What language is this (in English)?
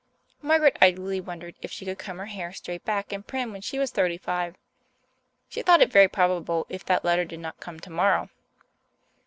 English